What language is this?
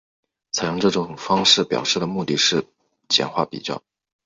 Chinese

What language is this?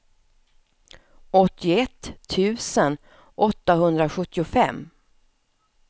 Swedish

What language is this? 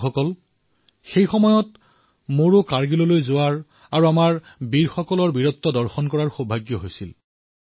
Assamese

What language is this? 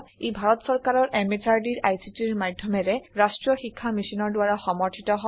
Assamese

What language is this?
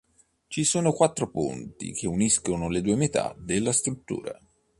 Italian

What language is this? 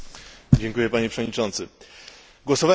Polish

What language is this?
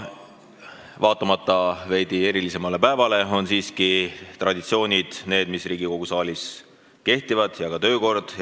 Estonian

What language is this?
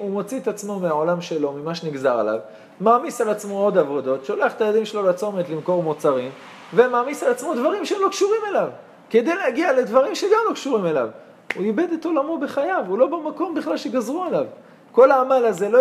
Hebrew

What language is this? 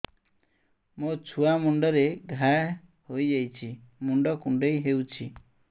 Odia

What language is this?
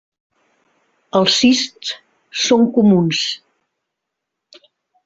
Catalan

